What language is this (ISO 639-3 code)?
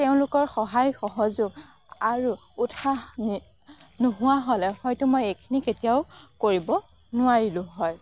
asm